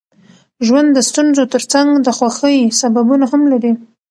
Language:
Pashto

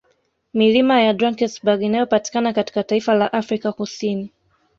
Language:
Swahili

